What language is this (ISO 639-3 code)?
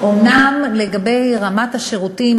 heb